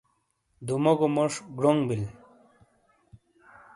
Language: Shina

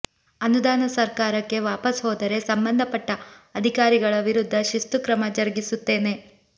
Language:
Kannada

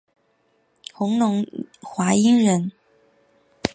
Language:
Chinese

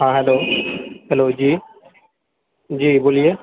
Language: Maithili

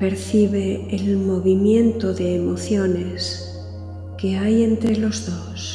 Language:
Spanish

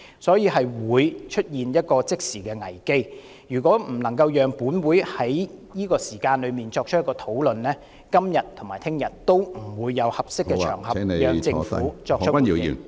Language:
Cantonese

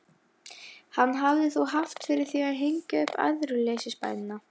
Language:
Icelandic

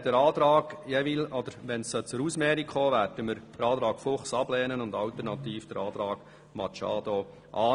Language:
Swiss German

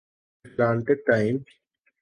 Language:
Urdu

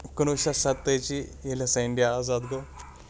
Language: Kashmiri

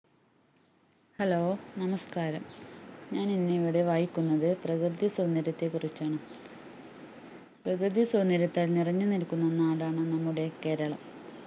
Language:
Malayalam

